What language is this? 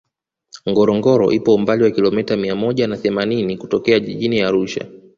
Swahili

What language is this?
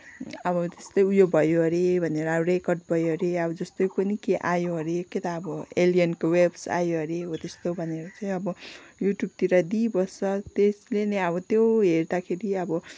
Nepali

